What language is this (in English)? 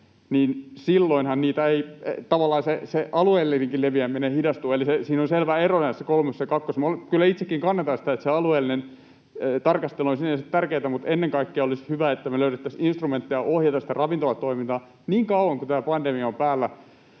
Finnish